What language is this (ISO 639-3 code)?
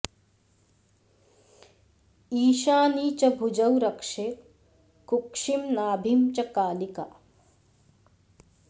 san